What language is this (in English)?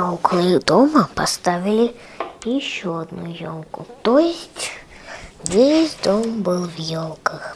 Russian